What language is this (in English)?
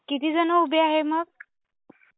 Marathi